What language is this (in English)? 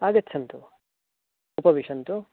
Sanskrit